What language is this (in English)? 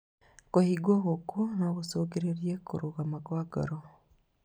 Kikuyu